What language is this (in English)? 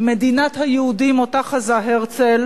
Hebrew